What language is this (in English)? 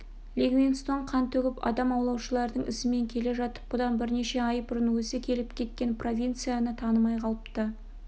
Kazakh